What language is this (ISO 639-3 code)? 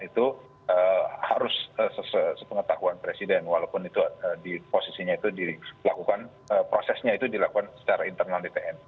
ind